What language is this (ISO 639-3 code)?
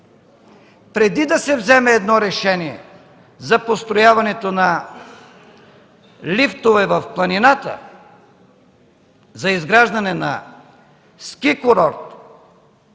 bul